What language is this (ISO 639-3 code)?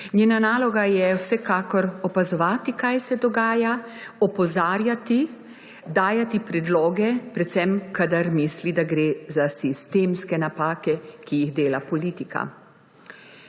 slv